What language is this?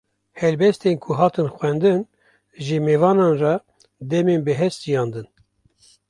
Kurdish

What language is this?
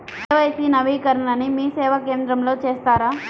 Telugu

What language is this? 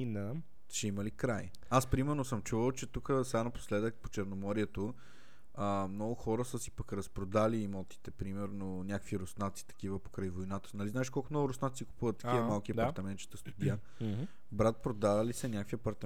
Bulgarian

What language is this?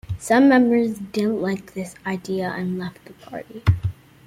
English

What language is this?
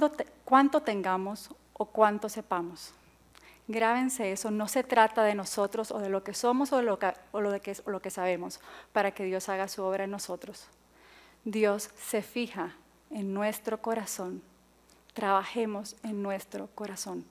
Spanish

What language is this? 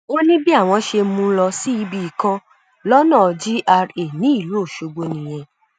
Yoruba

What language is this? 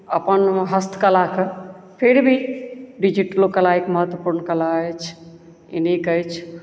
Maithili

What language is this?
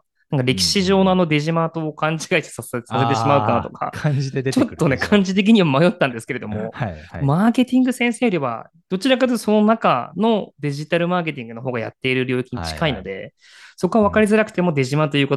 Japanese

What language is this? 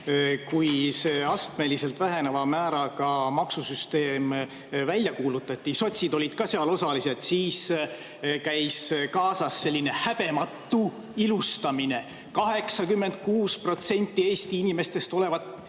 Estonian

